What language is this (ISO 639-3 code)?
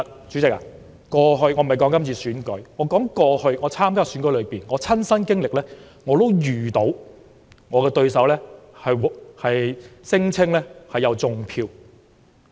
yue